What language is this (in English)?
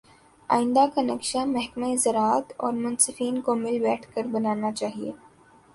Urdu